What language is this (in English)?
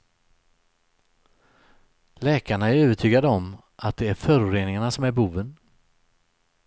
Swedish